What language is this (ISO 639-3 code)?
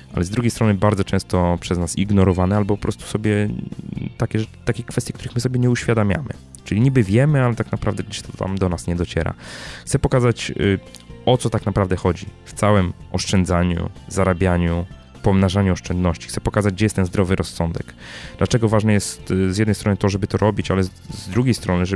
pol